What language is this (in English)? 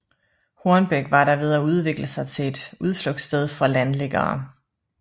Danish